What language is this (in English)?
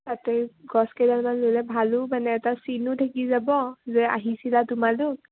Assamese